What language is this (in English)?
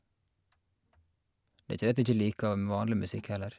Norwegian